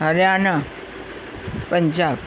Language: Sindhi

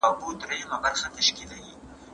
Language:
Pashto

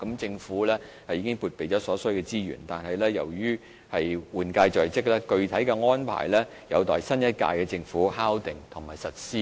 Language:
Cantonese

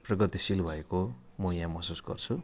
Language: Nepali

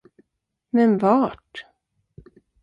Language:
Swedish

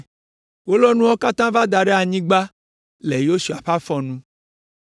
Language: Ewe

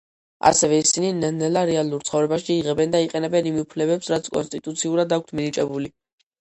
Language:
Georgian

